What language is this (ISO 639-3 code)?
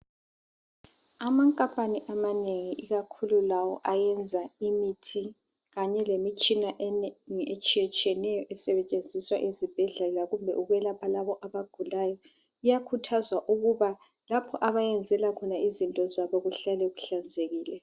nde